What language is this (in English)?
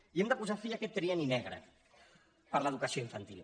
Catalan